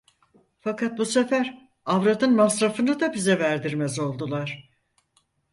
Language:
Turkish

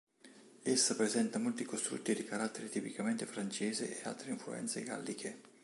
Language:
Italian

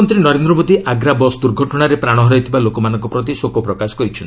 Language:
Odia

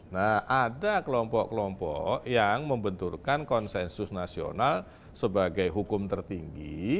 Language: Indonesian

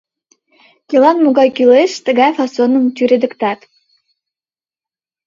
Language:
Mari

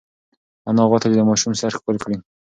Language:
Pashto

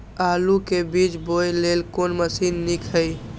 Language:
Maithili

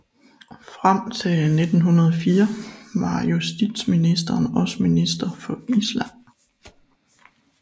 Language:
Danish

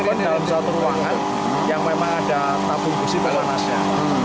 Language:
Indonesian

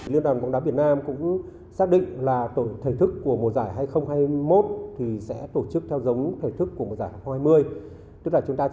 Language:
Vietnamese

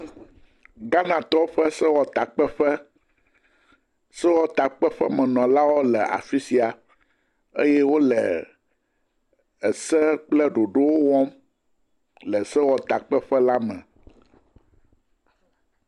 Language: Ewe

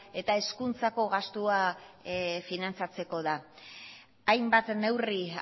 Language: Basque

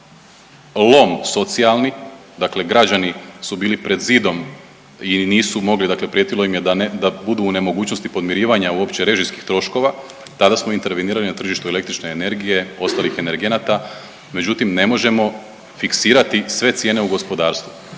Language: Croatian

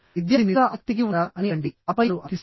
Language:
Telugu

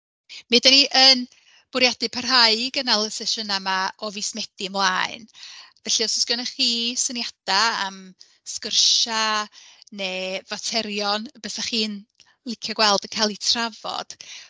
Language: Welsh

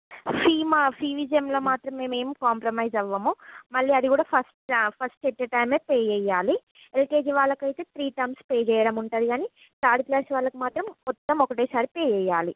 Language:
Telugu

